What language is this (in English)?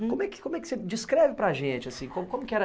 Portuguese